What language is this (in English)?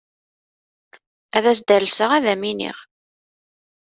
Kabyle